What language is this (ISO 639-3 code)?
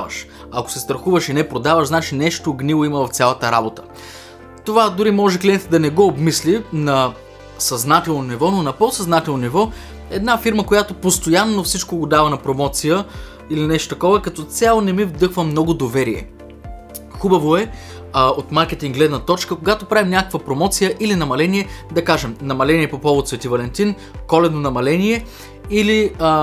bul